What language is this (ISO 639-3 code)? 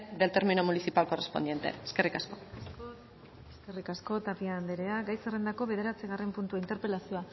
eus